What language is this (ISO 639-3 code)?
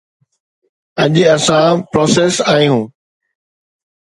snd